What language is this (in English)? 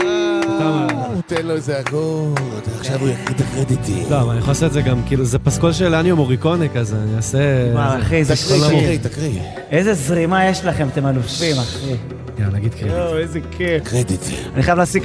Hebrew